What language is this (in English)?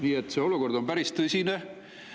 Estonian